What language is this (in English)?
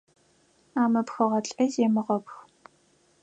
Adyghe